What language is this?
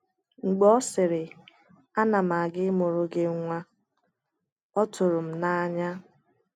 Igbo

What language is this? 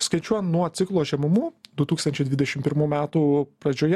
Lithuanian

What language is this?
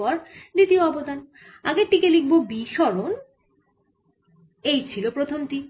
Bangla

